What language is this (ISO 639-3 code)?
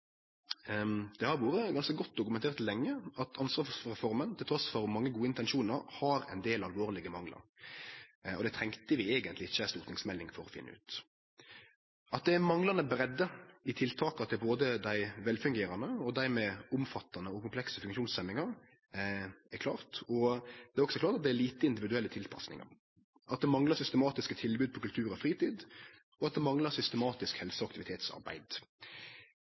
nno